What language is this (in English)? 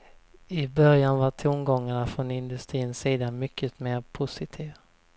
Swedish